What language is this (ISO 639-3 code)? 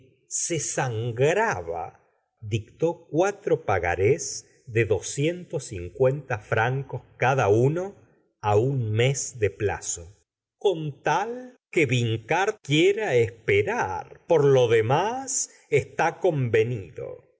spa